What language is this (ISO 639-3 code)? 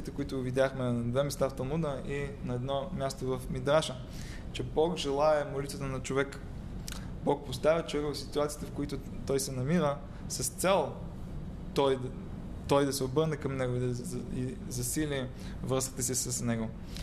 bul